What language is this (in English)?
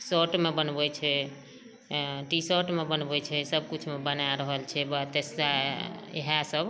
Maithili